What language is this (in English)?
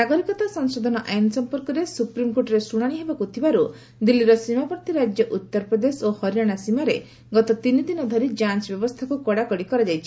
Odia